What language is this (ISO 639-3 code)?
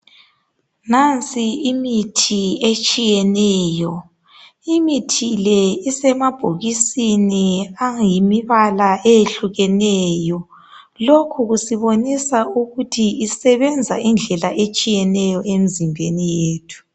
nde